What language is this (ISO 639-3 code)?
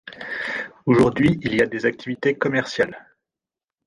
fra